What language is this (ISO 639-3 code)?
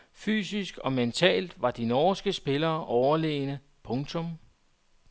dan